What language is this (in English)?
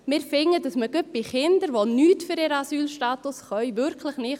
Swiss German